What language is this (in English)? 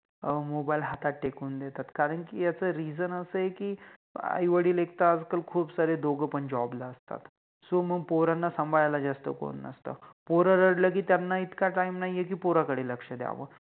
Marathi